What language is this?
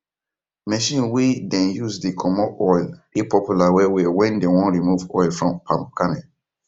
Nigerian Pidgin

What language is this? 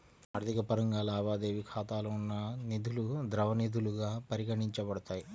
Telugu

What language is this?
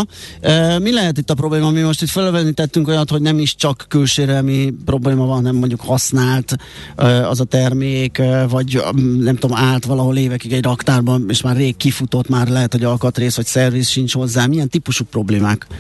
Hungarian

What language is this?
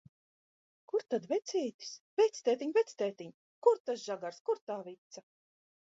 Latvian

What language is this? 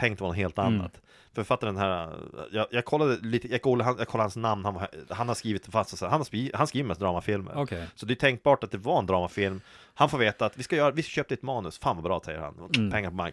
Swedish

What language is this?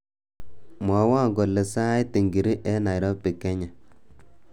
Kalenjin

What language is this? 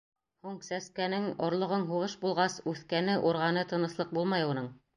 Bashkir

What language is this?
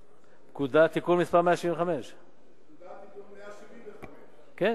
Hebrew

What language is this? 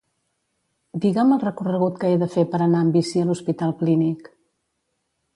Catalan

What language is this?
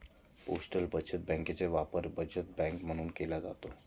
Marathi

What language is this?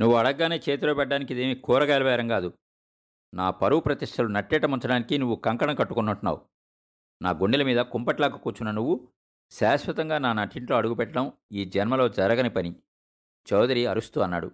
Telugu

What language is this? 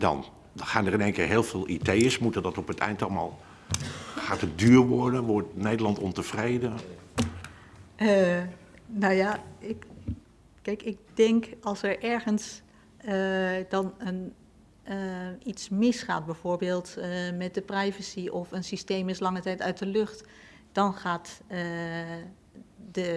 Dutch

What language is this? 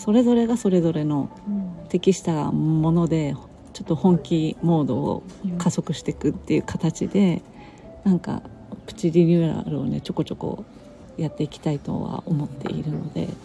Japanese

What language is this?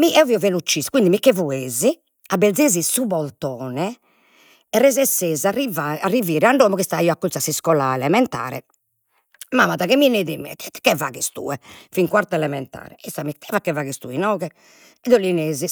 Sardinian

